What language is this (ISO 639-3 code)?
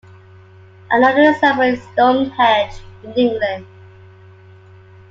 eng